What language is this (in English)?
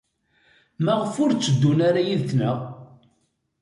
Kabyle